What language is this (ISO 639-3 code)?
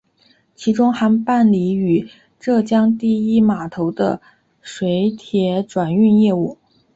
zho